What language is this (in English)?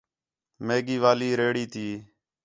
Khetrani